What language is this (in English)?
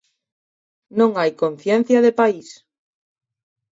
Galician